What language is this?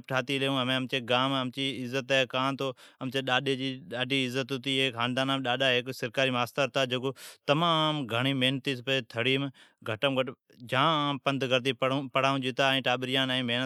Od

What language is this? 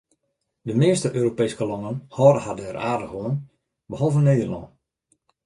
Western Frisian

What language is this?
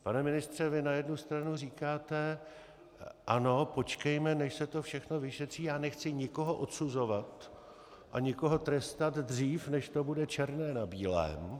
Czech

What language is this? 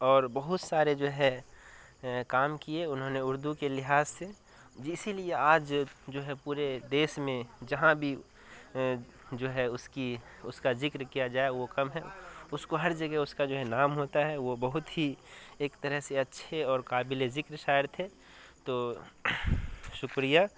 Urdu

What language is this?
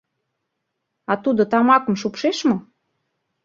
Mari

